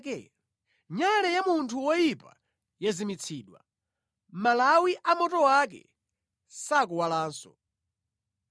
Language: Nyanja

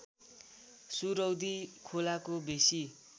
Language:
Nepali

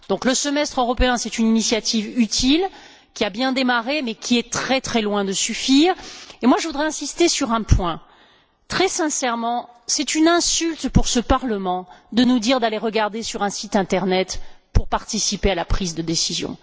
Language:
French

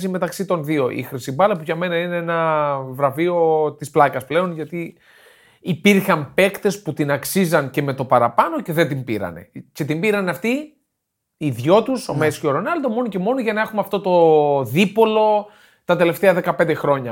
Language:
Greek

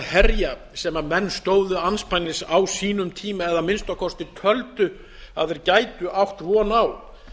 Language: Icelandic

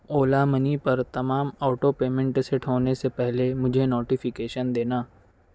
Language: Urdu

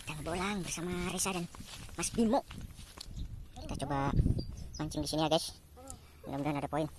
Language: Indonesian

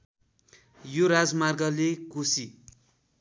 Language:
Nepali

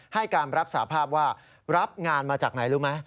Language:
Thai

